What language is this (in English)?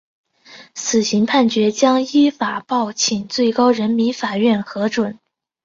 Chinese